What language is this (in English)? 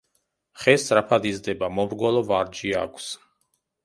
Georgian